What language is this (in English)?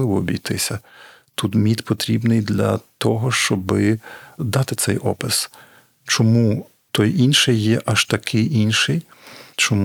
Ukrainian